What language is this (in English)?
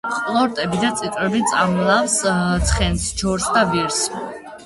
Georgian